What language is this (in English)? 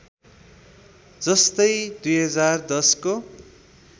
Nepali